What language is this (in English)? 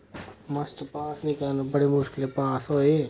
Dogri